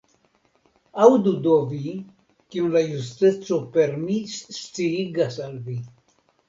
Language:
Esperanto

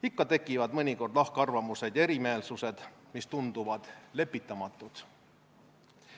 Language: Estonian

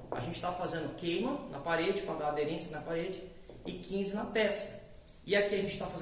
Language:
Portuguese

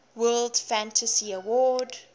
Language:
English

